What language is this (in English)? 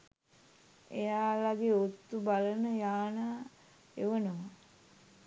Sinhala